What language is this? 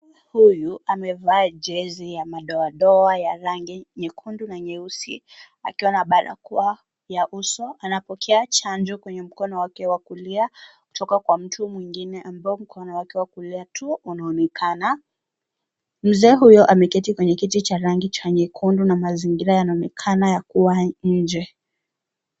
Swahili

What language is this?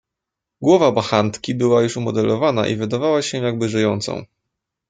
Polish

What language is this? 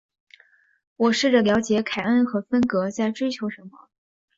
Chinese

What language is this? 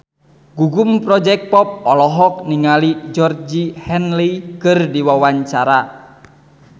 Sundanese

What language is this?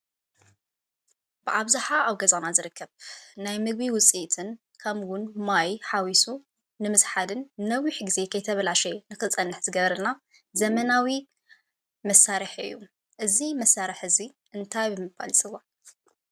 Tigrinya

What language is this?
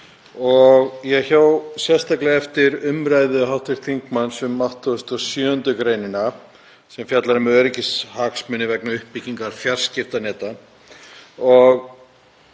Icelandic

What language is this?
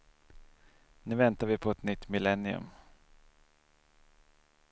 Swedish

